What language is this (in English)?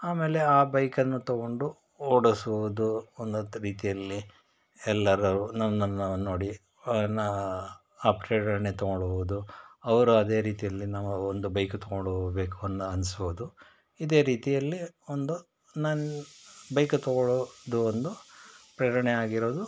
Kannada